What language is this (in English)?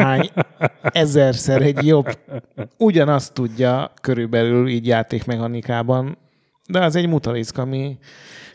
Hungarian